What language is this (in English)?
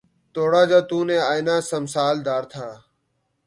Urdu